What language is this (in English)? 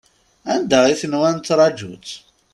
Kabyle